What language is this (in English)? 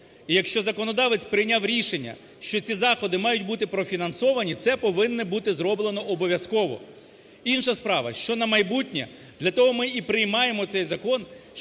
Ukrainian